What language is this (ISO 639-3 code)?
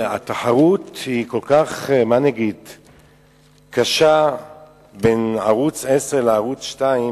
heb